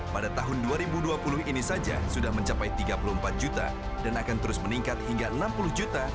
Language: Indonesian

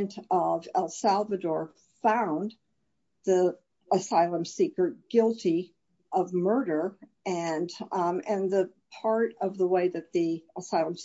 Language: English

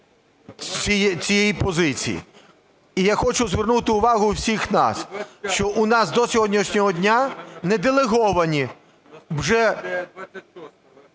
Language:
Ukrainian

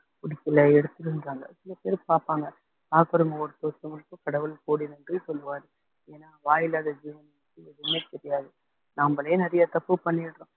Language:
Tamil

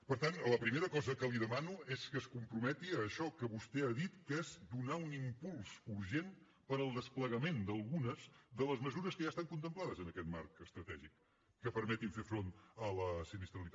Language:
Catalan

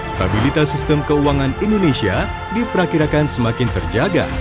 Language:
Indonesian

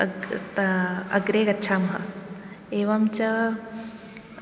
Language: Sanskrit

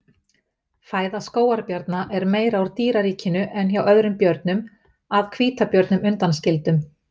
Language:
Icelandic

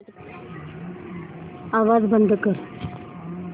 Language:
Marathi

